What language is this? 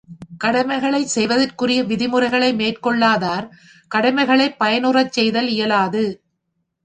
Tamil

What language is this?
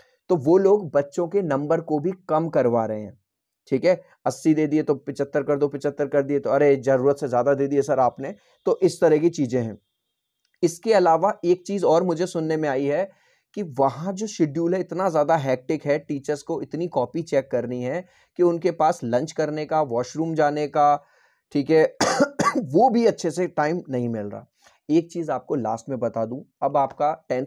Hindi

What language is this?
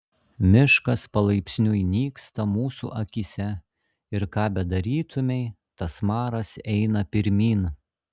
Lithuanian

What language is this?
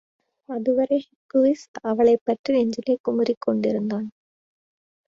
Tamil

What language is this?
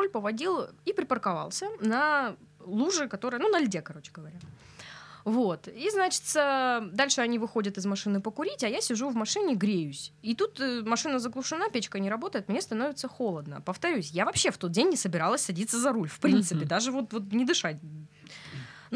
Russian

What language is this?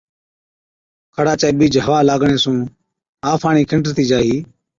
Od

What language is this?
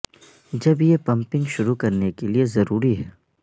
Urdu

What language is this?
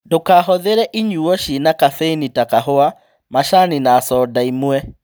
Kikuyu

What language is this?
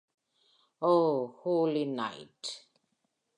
Tamil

